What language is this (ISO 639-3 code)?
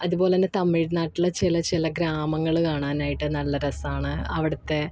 mal